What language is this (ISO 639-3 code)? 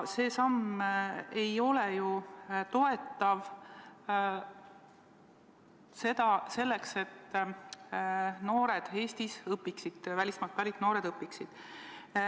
est